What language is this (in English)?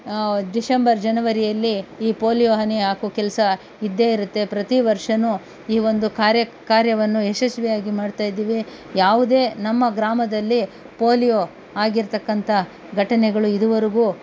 Kannada